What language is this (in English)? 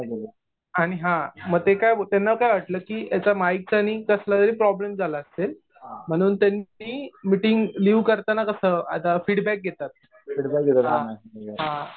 Marathi